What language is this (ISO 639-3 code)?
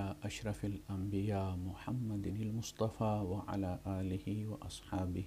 hin